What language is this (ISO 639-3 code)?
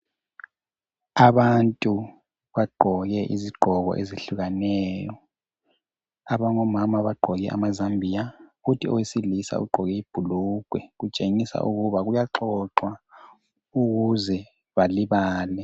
nde